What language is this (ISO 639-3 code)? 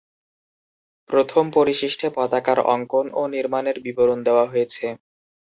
ben